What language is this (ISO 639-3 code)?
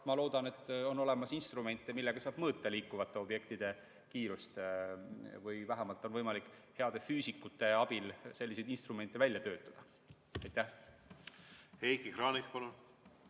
est